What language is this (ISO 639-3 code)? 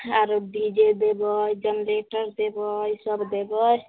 mai